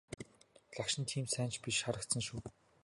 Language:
Mongolian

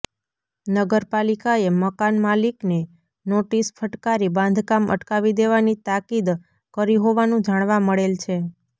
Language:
Gujarati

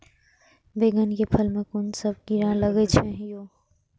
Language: Maithili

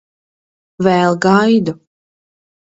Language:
Latvian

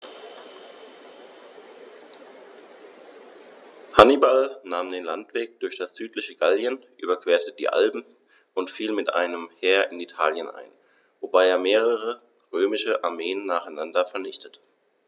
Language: German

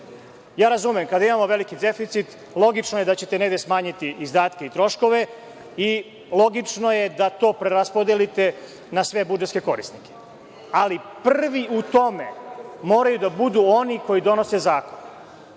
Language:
Serbian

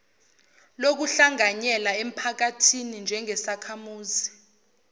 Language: Zulu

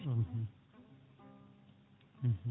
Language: Fula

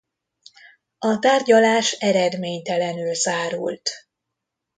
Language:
Hungarian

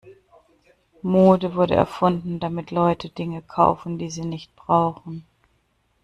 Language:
German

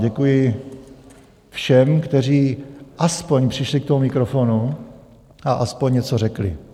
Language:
Czech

